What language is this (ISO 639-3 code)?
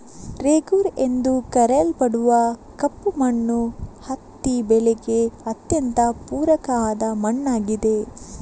kan